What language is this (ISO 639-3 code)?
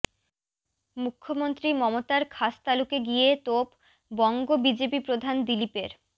ben